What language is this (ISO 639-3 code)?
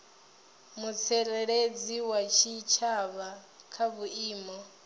ven